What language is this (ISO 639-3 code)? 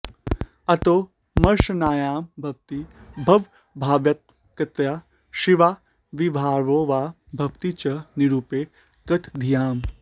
san